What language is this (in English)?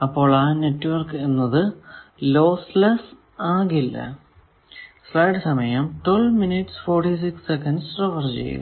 Malayalam